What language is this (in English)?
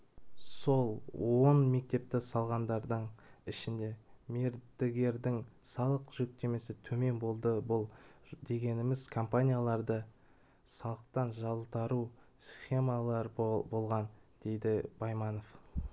Kazakh